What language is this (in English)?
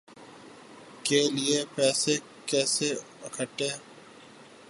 Urdu